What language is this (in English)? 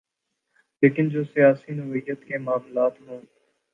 Urdu